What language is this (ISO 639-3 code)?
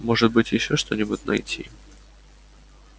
rus